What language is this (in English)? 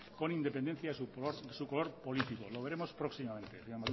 Spanish